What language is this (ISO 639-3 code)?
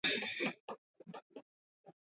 swa